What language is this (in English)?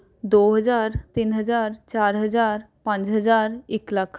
Punjabi